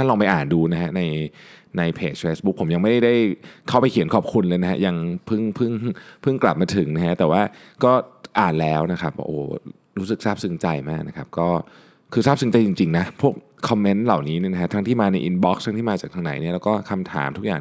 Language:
Thai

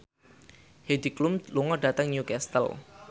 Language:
Javanese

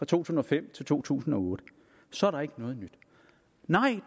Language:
Danish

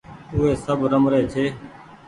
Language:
Goaria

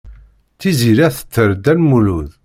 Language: Kabyle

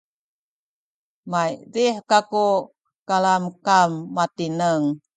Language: Sakizaya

